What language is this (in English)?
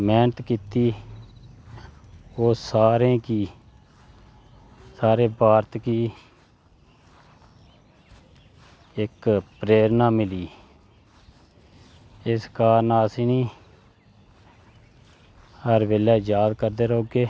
Dogri